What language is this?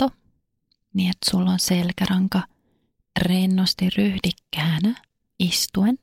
Finnish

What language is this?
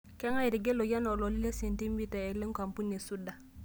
Masai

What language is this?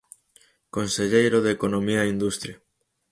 Galician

